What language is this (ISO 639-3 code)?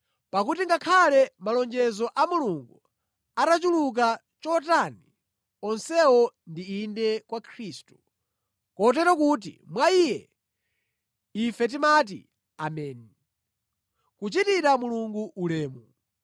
nya